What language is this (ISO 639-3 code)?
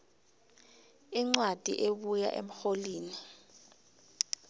nbl